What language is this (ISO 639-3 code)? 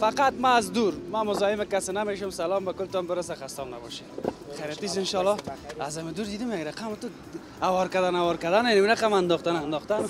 fas